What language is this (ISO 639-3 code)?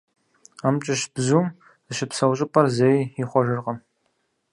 kbd